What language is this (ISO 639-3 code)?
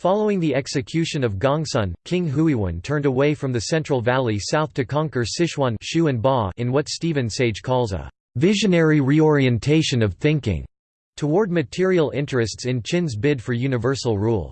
eng